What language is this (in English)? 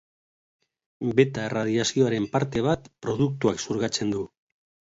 Basque